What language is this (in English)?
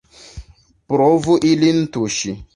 Esperanto